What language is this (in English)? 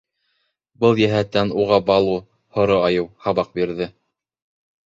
Bashkir